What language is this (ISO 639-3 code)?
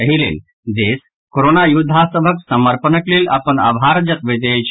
mai